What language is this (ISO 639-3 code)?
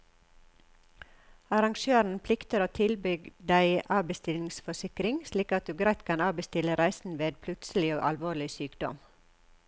nor